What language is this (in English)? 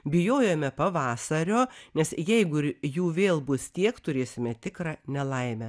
Lithuanian